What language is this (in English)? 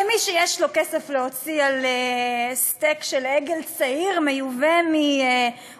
Hebrew